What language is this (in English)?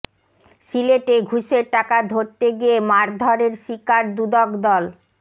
Bangla